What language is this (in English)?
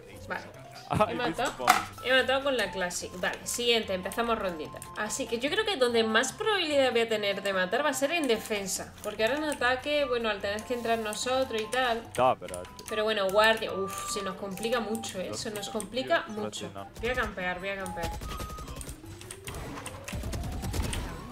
Spanish